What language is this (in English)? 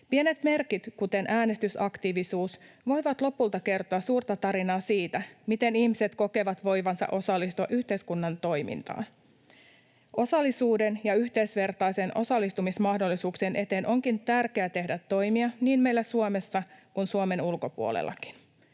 Finnish